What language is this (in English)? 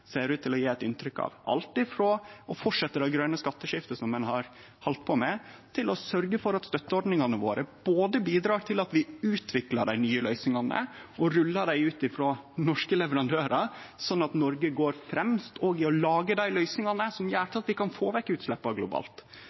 Norwegian Nynorsk